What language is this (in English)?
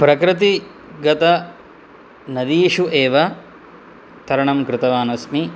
Sanskrit